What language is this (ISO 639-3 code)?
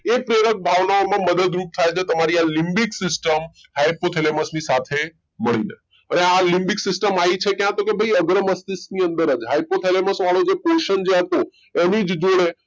guj